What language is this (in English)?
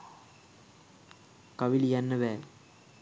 Sinhala